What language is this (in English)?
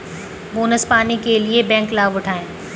Hindi